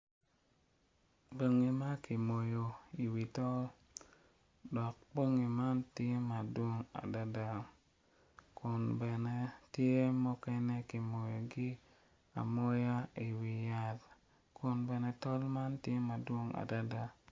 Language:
Acoli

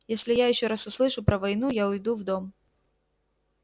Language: Russian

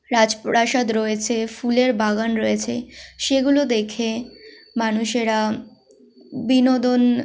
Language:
Bangla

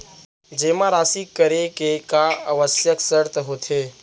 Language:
Chhattisgarhi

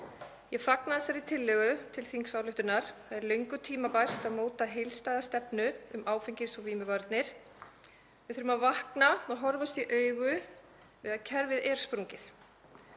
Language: Icelandic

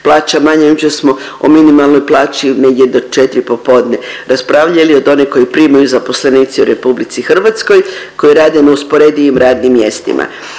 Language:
Croatian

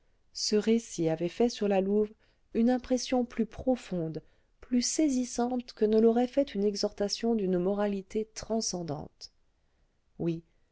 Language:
French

